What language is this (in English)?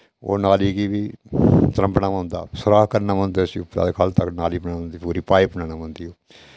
Dogri